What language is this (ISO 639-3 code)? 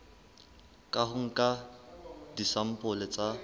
sot